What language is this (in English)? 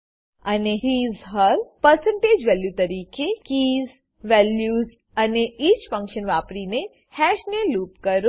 Gujarati